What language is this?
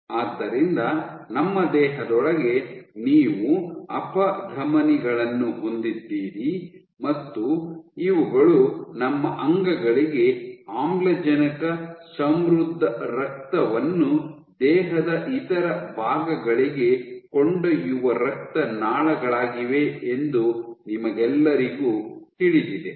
Kannada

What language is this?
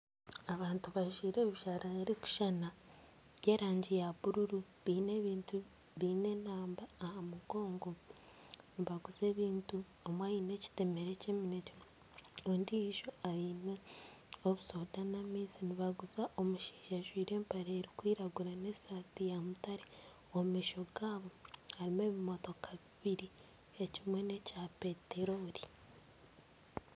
Nyankole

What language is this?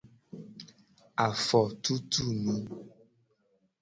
Gen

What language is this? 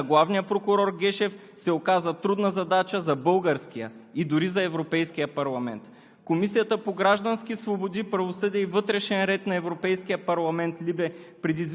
Bulgarian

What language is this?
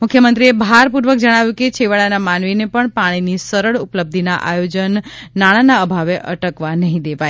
Gujarati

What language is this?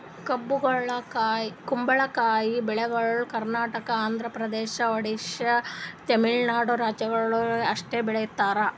Kannada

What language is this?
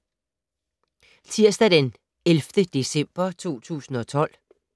Danish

